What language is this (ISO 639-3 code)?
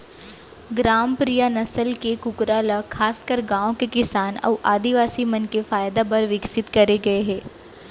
hne